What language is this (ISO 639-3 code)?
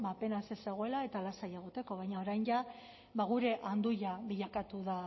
eus